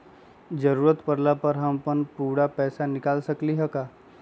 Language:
Magahi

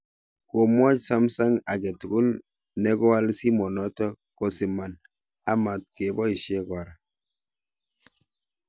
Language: Kalenjin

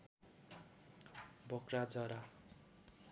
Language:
Nepali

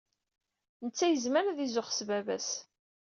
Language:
Kabyle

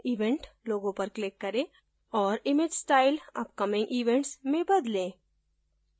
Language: Hindi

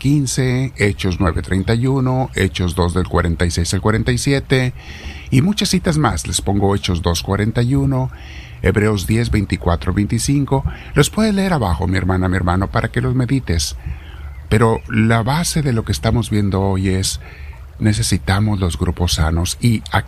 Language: Spanish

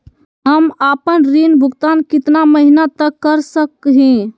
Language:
Magahi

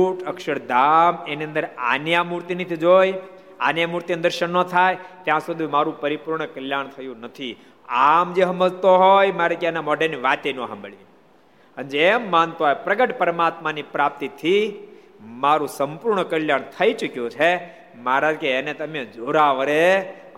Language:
Gujarati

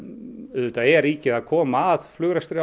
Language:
Icelandic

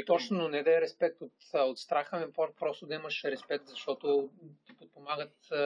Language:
Bulgarian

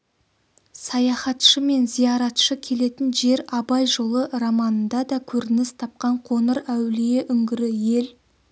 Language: Kazakh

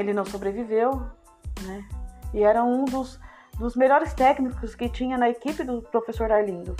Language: Portuguese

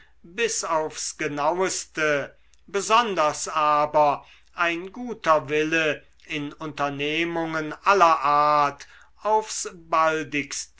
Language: German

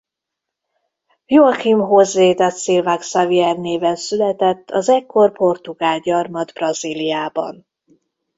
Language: Hungarian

